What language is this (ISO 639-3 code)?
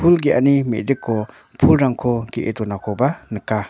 grt